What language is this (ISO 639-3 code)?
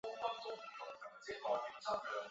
zho